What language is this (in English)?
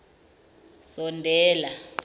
Zulu